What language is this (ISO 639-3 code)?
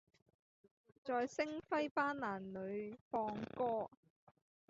yue